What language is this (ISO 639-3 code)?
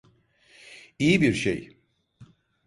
tur